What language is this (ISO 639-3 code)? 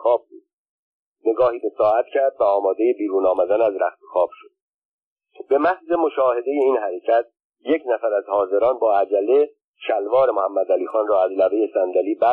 fas